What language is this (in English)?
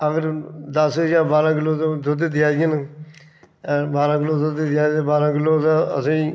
Dogri